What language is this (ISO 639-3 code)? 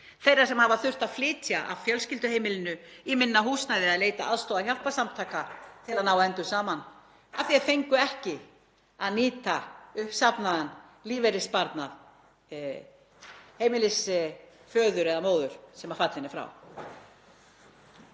isl